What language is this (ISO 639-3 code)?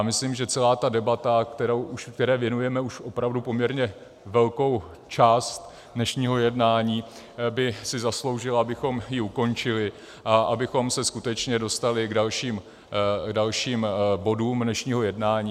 ces